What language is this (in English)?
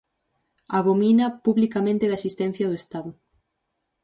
Galician